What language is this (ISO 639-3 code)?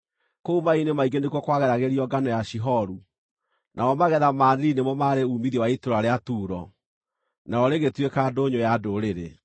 kik